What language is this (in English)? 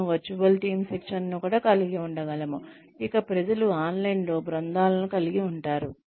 Telugu